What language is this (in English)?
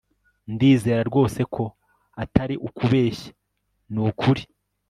Kinyarwanda